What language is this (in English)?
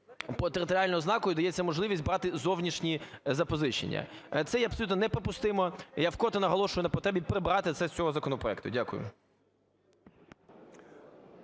Ukrainian